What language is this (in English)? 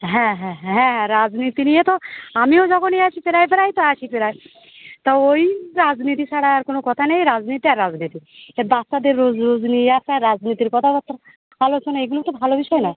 Bangla